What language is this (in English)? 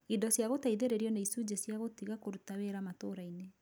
Kikuyu